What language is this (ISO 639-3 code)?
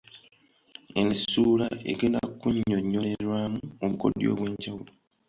lug